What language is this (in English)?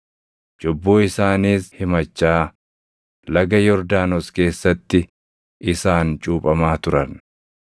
Oromo